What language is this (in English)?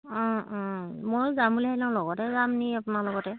Assamese